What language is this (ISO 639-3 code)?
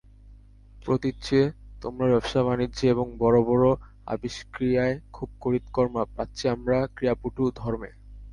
ben